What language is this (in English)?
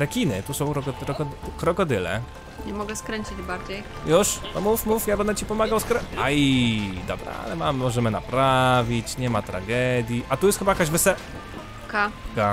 Polish